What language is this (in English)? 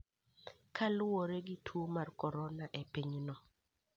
Luo (Kenya and Tanzania)